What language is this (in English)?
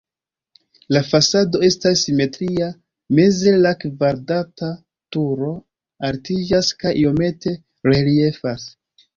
Esperanto